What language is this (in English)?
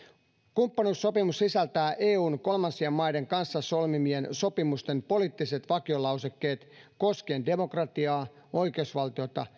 Finnish